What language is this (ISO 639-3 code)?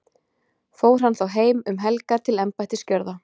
isl